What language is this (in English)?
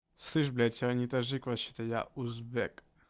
Russian